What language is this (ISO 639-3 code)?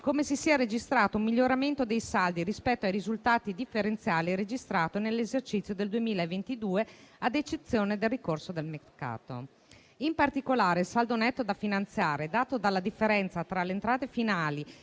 ita